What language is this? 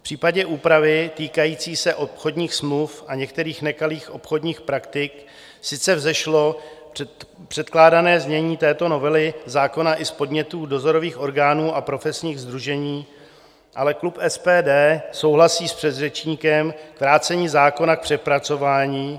Czech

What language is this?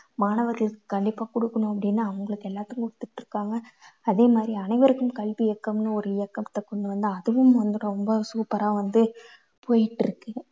Tamil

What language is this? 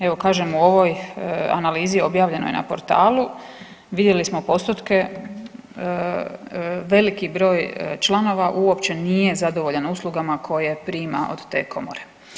Croatian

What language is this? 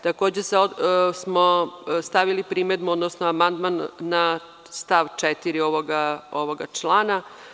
Serbian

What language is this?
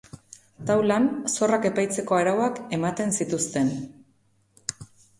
Basque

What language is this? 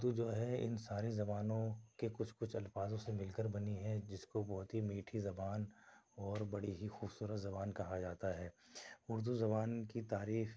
Urdu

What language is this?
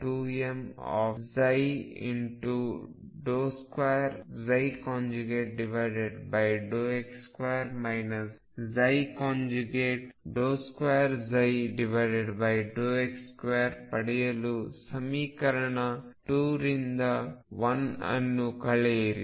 Kannada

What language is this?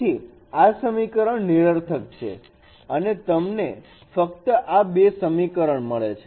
Gujarati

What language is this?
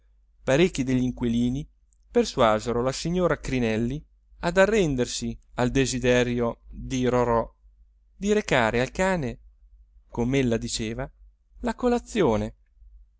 Italian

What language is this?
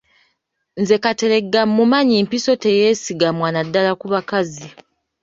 Ganda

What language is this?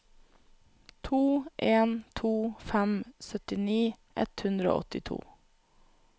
Norwegian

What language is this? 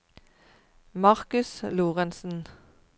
Norwegian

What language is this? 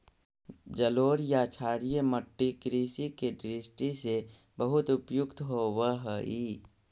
Magahi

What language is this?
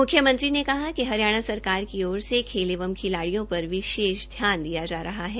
Hindi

